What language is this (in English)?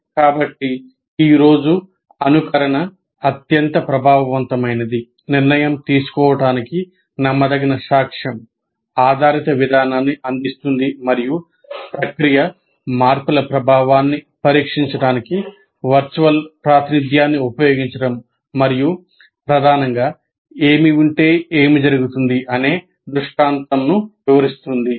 Telugu